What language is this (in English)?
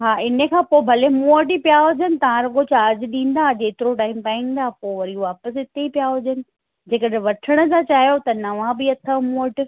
Sindhi